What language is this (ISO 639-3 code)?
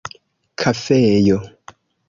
epo